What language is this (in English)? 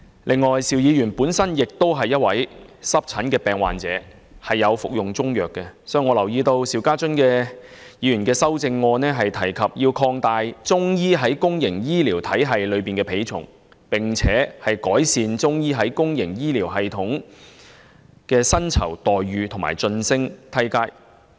Cantonese